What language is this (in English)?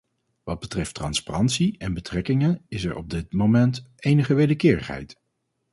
Dutch